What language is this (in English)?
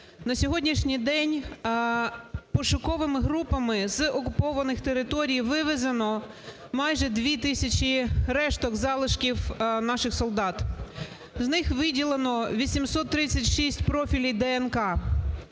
Ukrainian